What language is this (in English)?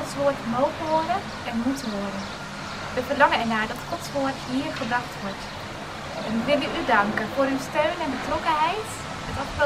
Dutch